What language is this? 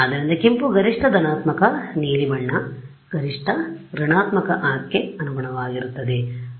Kannada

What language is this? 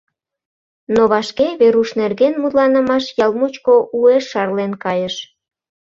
Mari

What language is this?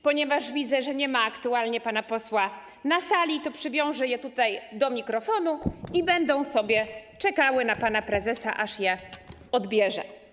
Polish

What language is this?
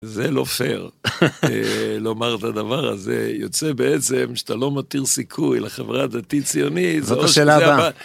Hebrew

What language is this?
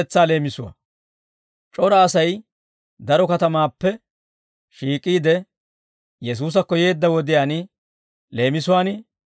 Dawro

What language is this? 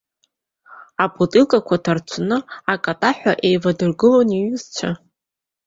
Abkhazian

